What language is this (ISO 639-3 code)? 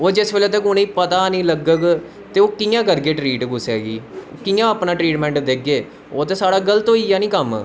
doi